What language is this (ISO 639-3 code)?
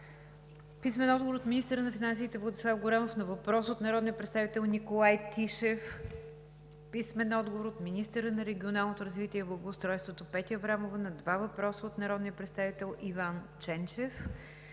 bul